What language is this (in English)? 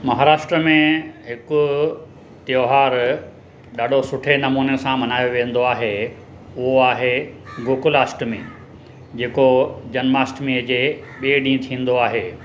Sindhi